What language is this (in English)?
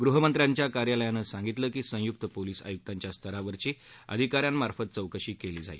Marathi